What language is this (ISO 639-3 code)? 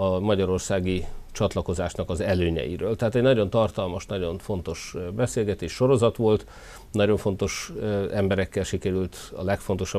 hun